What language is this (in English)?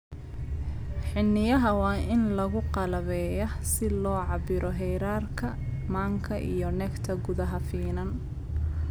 Somali